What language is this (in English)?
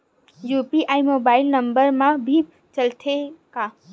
Chhattisgarhi